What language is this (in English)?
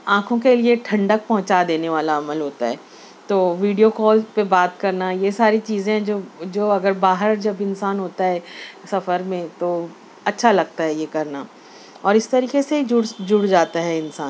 Urdu